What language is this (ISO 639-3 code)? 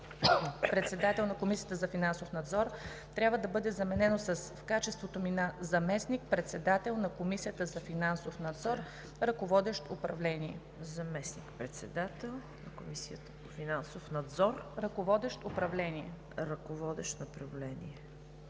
bul